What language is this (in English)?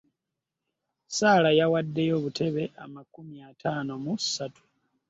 Ganda